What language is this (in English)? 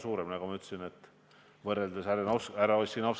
Estonian